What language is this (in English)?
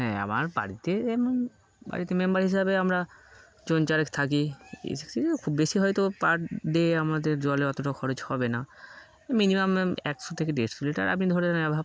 Bangla